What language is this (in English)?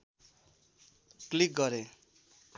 Nepali